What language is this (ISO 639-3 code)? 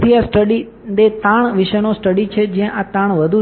guj